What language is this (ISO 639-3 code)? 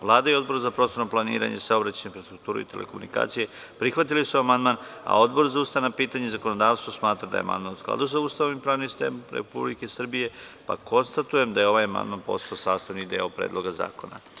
srp